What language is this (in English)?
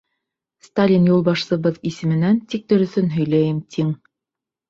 Bashkir